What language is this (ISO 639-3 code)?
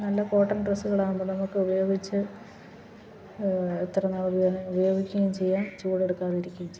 mal